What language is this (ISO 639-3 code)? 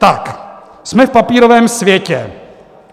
ces